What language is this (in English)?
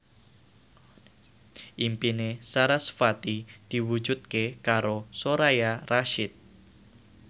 Javanese